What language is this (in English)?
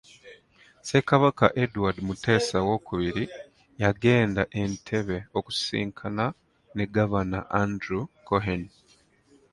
Ganda